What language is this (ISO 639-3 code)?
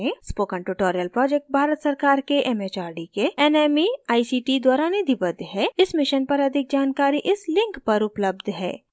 hin